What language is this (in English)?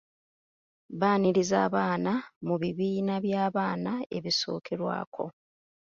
Ganda